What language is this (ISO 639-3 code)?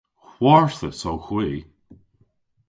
cor